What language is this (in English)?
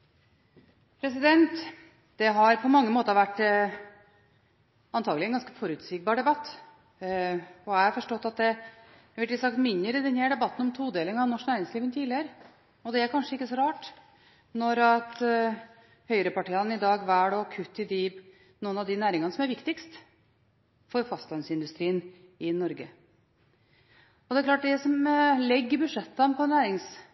Norwegian